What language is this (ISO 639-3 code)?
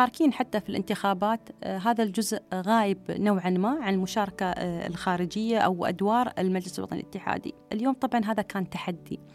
ara